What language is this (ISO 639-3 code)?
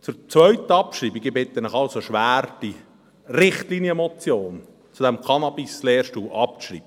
gsw